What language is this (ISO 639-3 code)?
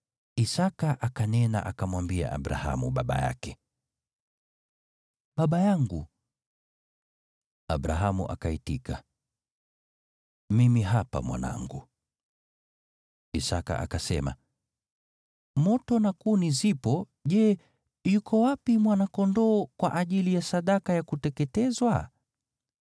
swa